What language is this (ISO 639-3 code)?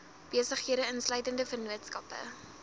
afr